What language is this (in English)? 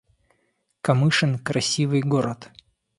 Russian